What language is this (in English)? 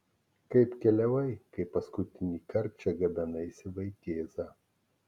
Lithuanian